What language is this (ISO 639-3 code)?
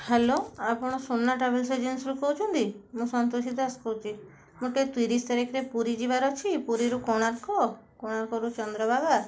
ori